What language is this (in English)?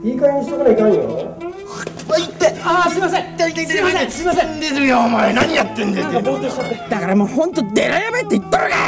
Japanese